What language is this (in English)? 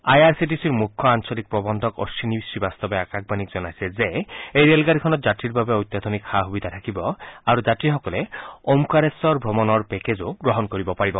Assamese